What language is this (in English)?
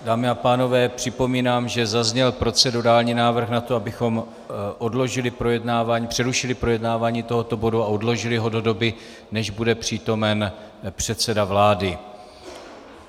Czech